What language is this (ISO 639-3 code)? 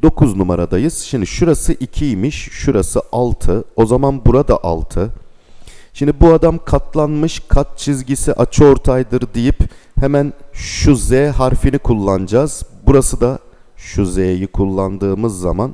tur